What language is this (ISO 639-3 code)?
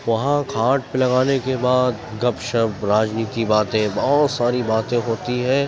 urd